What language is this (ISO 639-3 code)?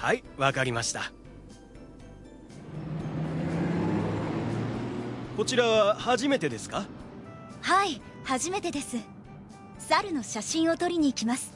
swa